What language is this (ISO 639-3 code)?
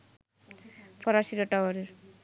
ben